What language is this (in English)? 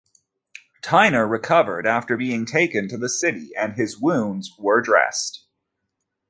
English